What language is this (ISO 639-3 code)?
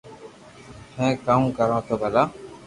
lrk